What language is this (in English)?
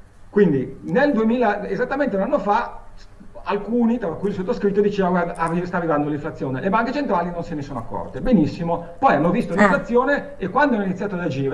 Italian